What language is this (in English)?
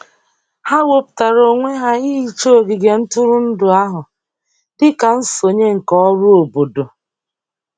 Igbo